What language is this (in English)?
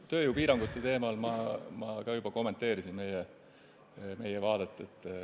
Estonian